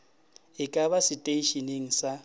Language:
Northern Sotho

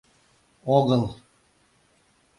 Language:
Mari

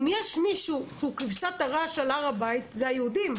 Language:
Hebrew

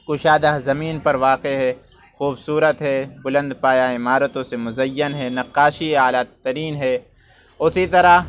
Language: Urdu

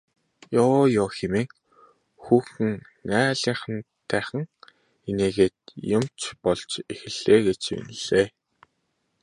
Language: Mongolian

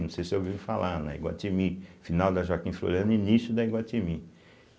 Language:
Portuguese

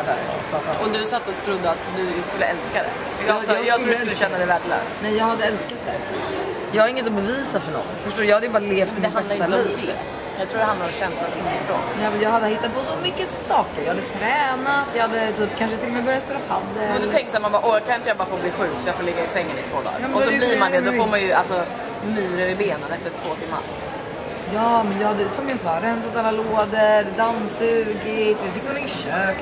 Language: Swedish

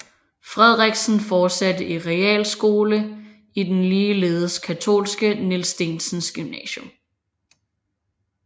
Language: Danish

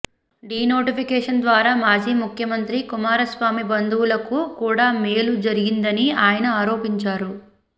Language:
Telugu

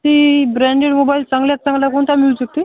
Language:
Marathi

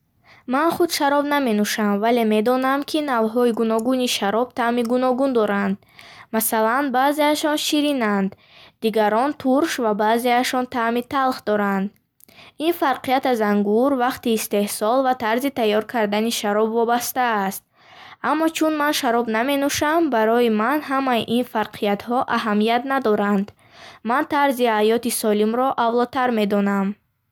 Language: Bukharic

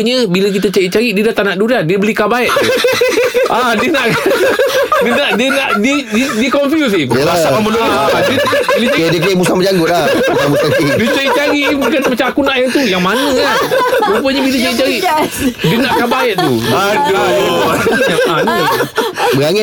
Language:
Malay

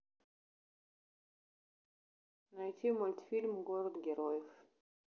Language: Russian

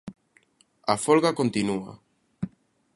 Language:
Galician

